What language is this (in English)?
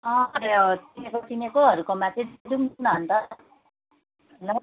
Nepali